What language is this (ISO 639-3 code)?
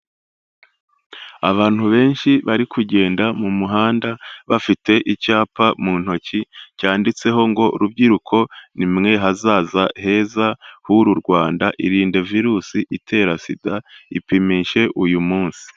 kin